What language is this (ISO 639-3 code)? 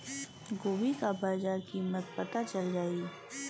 bho